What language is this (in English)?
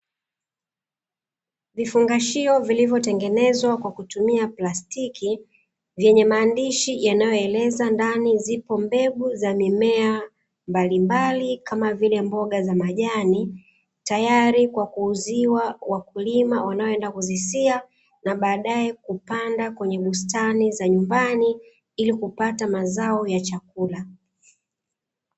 Swahili